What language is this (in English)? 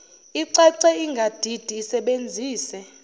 Zulu